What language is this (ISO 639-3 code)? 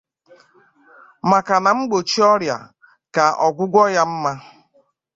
ibo